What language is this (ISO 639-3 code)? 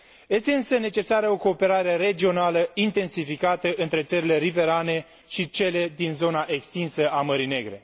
ron